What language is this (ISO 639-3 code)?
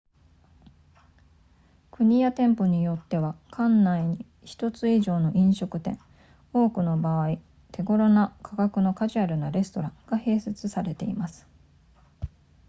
jpn